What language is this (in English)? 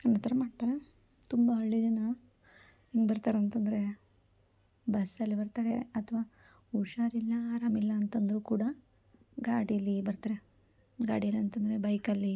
Kannada